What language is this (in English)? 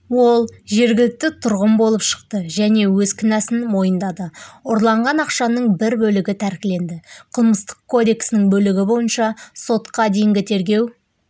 Kazakh